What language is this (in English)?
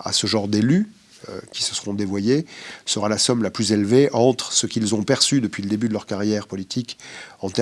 French